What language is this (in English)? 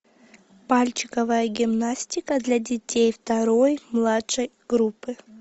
Russian